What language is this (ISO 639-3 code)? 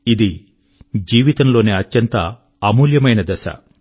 tel